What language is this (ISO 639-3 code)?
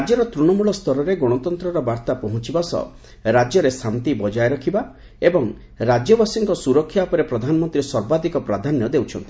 ori